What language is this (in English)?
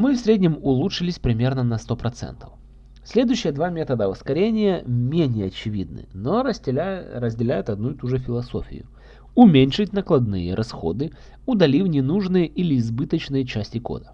Russian